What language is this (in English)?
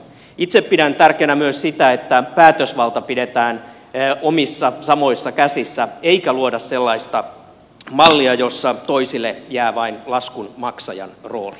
Finnish